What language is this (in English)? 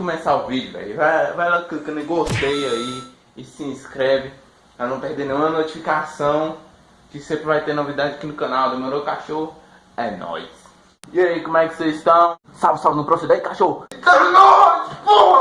Portuguese